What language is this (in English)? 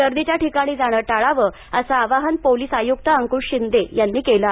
Marathi